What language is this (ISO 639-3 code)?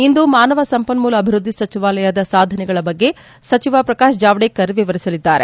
kan